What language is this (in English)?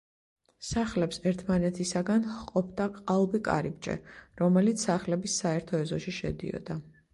Georgian